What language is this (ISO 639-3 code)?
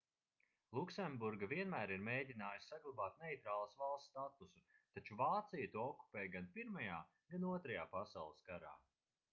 lav